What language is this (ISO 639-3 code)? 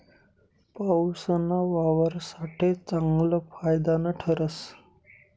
mar